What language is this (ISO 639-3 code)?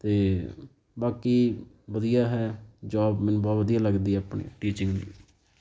pan